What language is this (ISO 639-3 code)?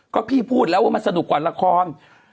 tha